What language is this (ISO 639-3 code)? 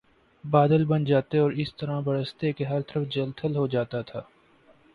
urd